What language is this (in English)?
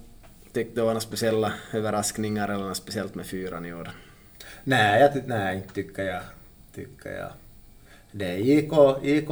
Swedish